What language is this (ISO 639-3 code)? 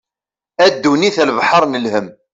kab